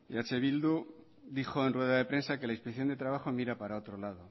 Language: Spanish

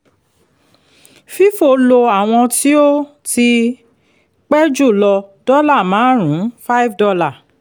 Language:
Yoruba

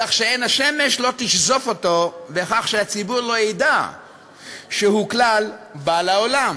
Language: Hebrew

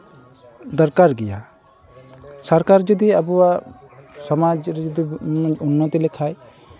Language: Santali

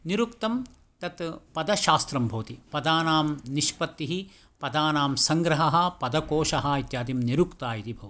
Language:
Sanskrit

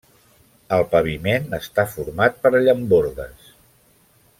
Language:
Catalan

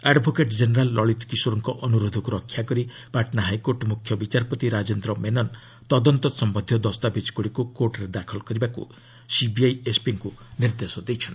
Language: Odia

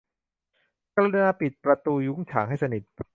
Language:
Thai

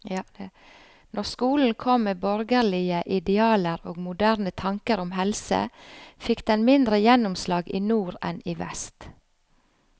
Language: Norwegian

